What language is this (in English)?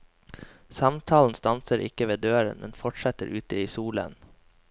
Norwegian